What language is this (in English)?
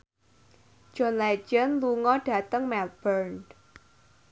Javanese